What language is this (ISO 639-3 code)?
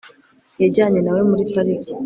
kin